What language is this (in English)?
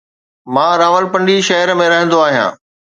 Sindhi